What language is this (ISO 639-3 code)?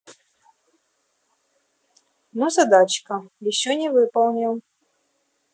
rus